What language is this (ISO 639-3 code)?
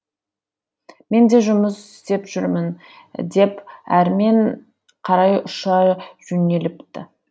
kaz